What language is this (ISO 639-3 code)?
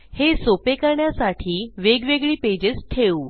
mar